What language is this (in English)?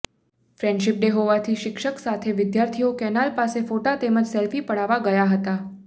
Gujarati